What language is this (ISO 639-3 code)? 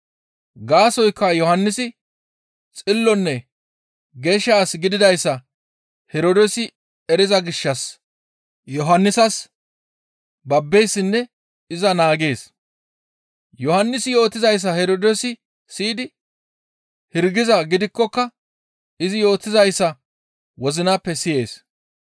gmv